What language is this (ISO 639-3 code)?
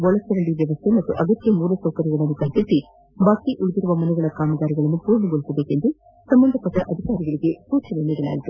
kan